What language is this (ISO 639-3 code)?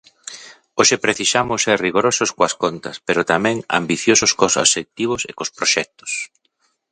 glg